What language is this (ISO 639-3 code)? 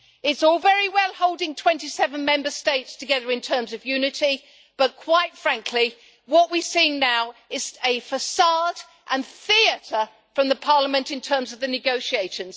eng